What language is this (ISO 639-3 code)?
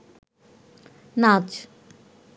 ben